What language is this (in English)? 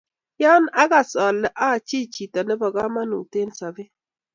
Kalenjin